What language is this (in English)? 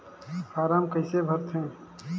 Chhattisgarhi